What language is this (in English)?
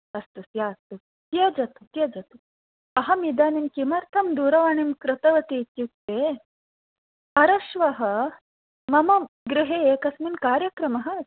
Sanskrit